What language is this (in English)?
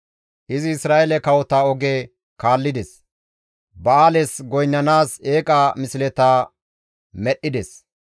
Gamo